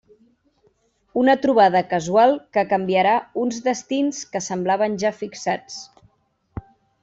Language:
Catalan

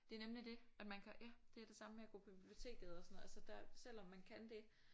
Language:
Danish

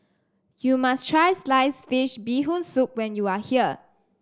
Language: English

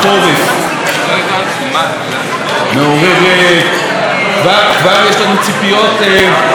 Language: Hebrew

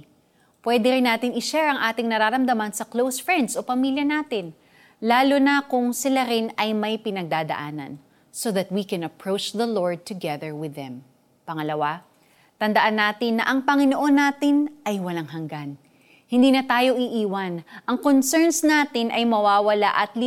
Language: Filipino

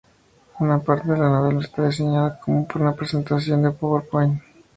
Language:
Spanish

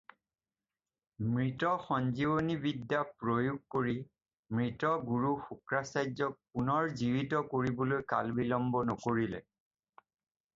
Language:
Assamese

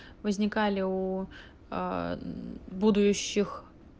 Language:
Russian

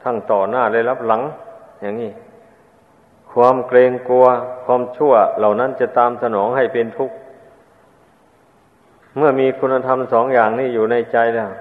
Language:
Thai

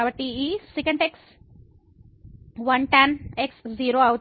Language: Telugu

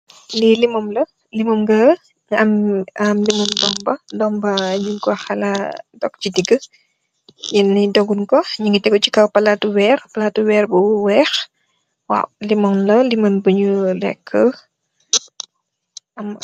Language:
Wolof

